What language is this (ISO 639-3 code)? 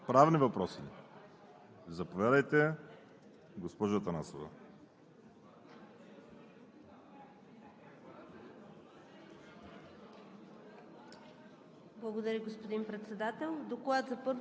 bul